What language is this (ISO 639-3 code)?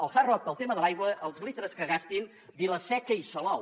cat